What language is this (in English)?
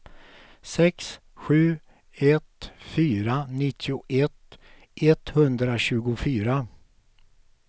Swedish